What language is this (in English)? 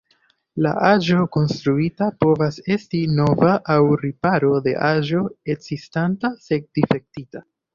Esperanto